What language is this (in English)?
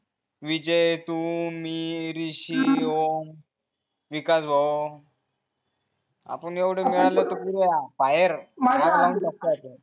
Marathi